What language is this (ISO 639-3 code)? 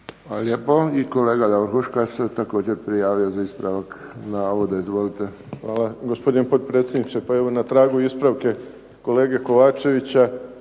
hrv